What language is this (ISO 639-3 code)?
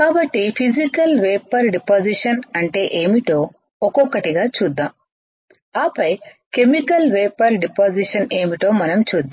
tel